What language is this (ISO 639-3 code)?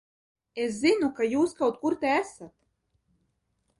lav